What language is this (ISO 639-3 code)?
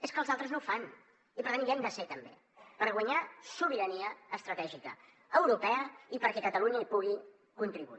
cat